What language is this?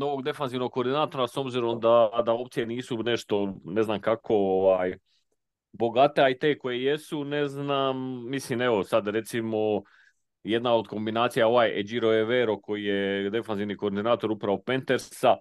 Croatian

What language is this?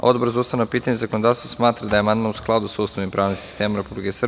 Serbian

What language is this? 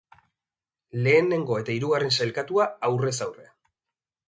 Basque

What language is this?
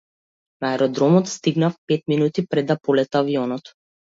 Macedonian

